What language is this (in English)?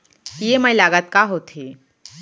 Chhattisgarhi